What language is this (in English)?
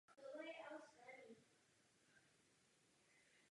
Czech